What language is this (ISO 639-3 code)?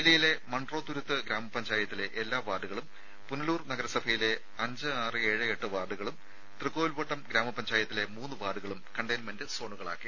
mal